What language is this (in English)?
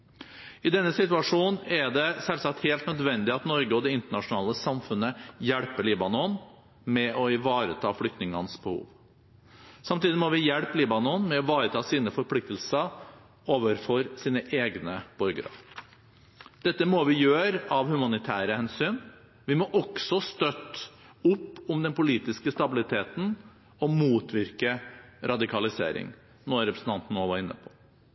Norwegian Bokmål